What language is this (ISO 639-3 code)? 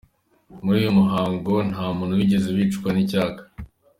kin